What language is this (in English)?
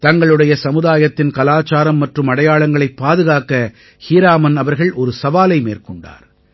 Tamil